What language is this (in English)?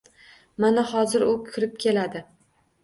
Uzbek